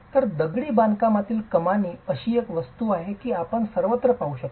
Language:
Marathi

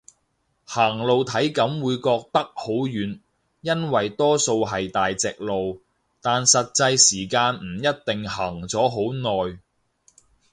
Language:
Cantonese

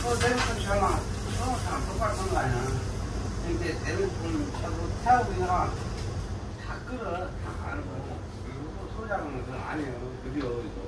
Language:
Korean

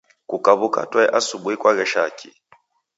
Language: Taita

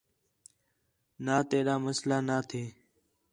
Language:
Khetrani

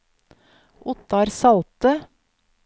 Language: Norwegian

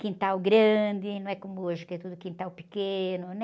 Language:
Portuguese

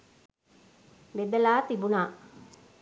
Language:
Sinhala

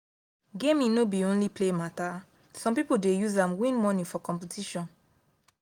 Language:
Nigerian Pidgin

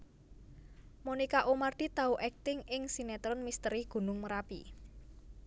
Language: Javanese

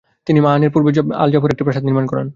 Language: Bangla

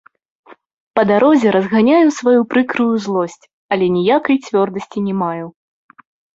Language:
Belarusian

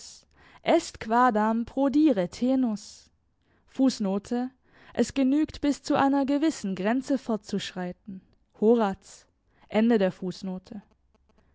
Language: German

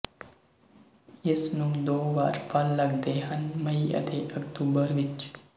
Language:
Punjabi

